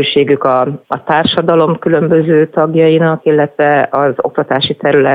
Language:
Hungarian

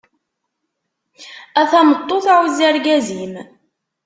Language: Kabyle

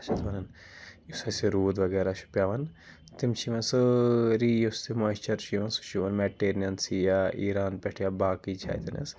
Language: Kashmiri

